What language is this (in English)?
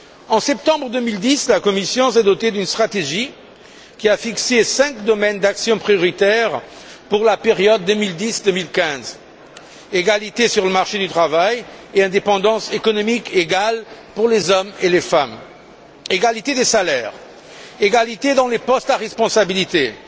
French